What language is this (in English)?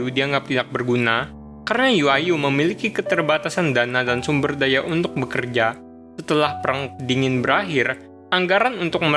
Indonesian